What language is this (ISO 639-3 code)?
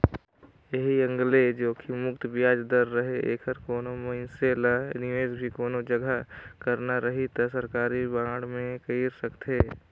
hne